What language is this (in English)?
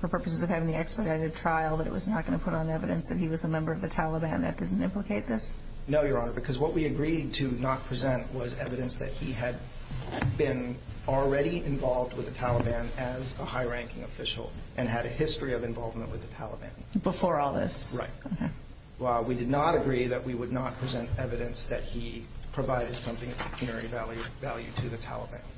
English